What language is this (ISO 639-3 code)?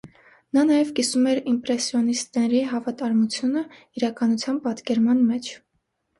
hye